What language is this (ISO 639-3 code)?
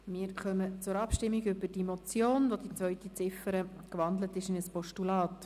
gsw